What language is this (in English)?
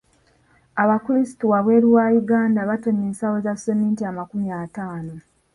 Ganda